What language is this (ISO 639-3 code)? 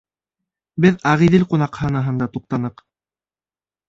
bak